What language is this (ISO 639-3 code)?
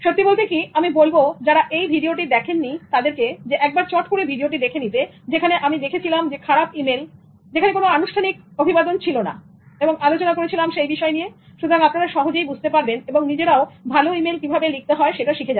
ben